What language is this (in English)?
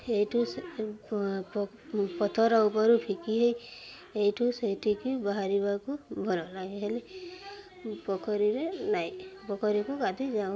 Odia